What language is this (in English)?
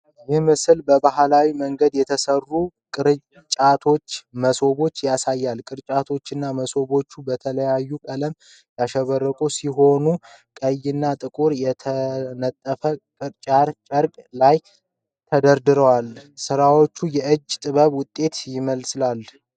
Amharic